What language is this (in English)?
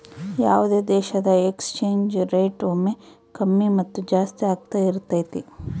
Kannada